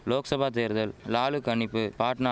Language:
Tamil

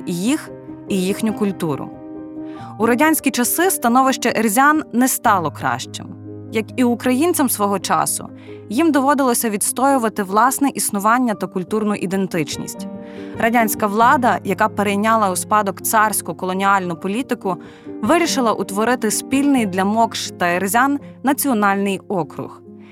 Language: Ukrainian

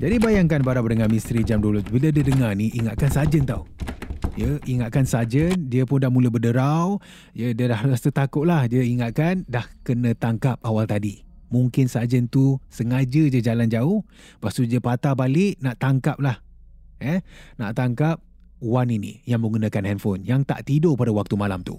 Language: Malay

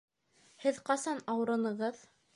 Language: Bashkir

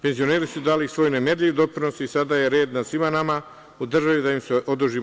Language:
Serbian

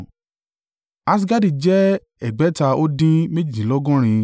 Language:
Yoruba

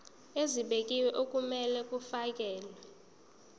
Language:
Zulu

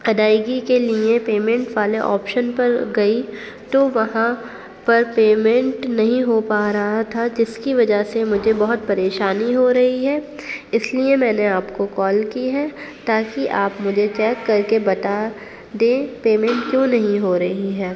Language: Urdu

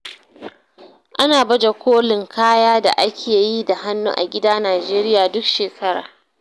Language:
Hausa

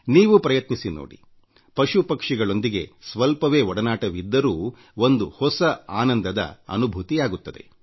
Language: Kannada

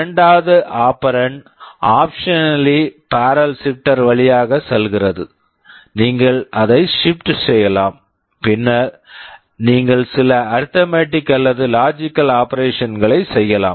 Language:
Tamil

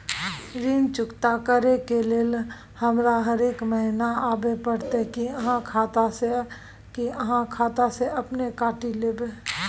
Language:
Maithili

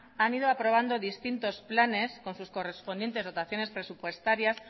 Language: Spanish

